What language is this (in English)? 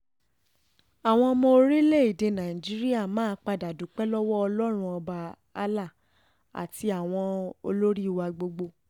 Yoruba